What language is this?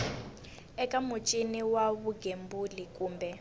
Tsonga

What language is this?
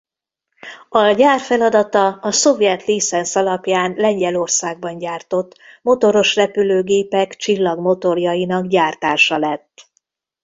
Hungarian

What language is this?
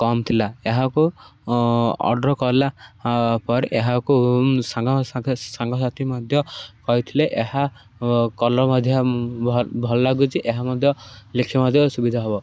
Odia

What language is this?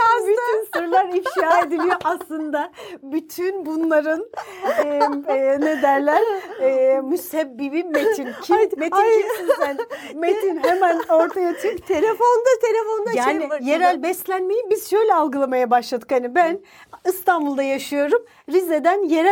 Turkish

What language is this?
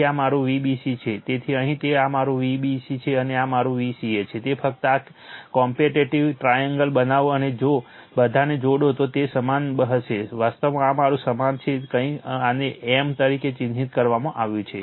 Gujarati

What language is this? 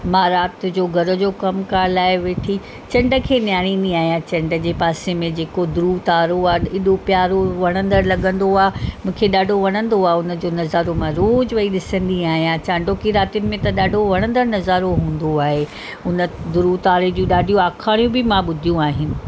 Sindhi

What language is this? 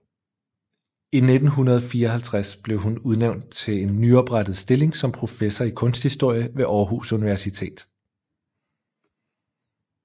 Danish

